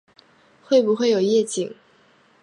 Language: Chinese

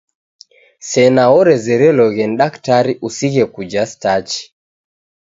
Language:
Taita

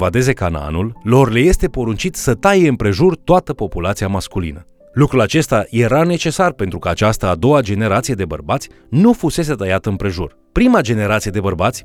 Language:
Romanian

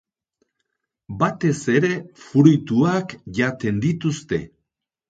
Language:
Basque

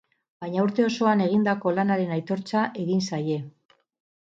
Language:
Basque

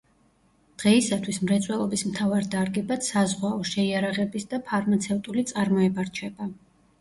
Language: Georgian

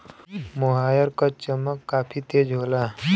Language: Bhojpuri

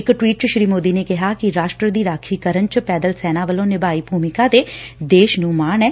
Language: Punjabi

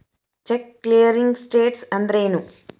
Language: Kannada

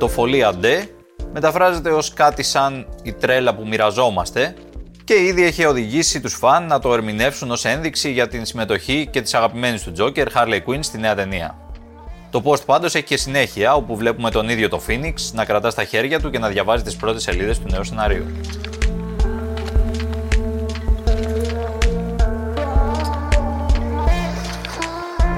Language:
Greek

